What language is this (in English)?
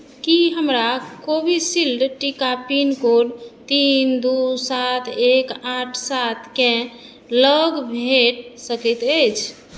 Maithili